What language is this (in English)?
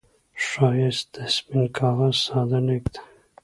Pashto